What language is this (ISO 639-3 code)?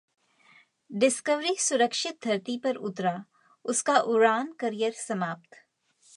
hin